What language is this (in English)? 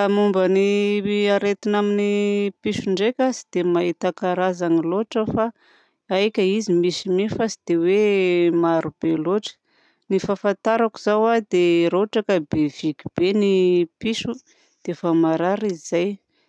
Southern Betsimisaraka Malagasy